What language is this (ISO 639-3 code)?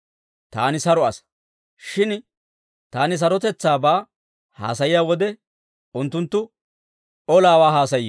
dwr